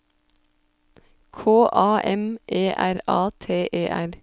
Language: Norwegian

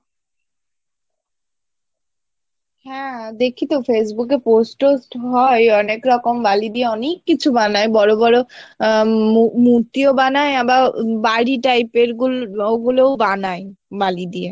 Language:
Bangla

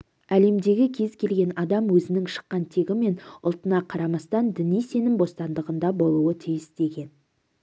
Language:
Kazakh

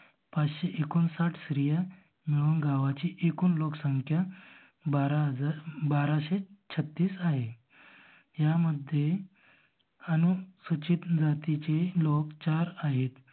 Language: Marathi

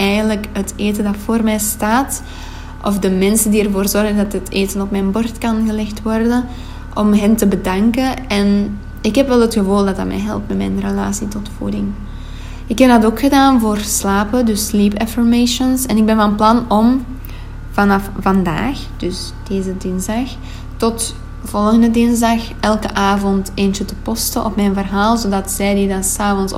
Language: Dutch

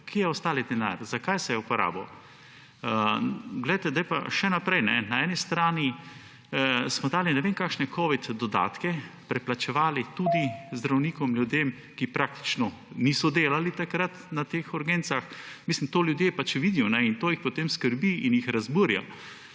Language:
Slovenian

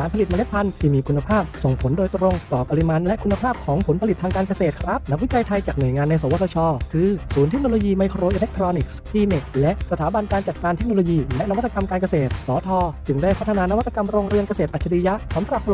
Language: Thai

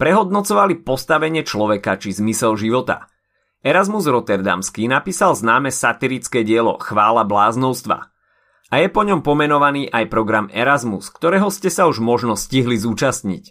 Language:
Slovak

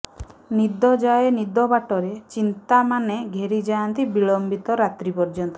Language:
Odia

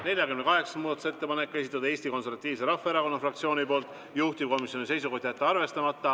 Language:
Estonian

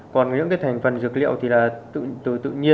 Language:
Vietnamese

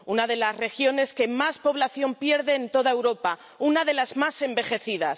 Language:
Spanish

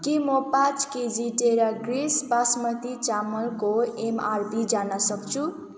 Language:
Nepali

